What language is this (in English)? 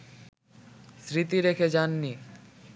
Bangla